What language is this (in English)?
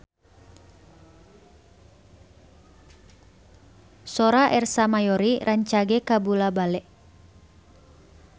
Sundanese